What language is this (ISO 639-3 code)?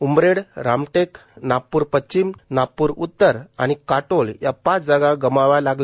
mar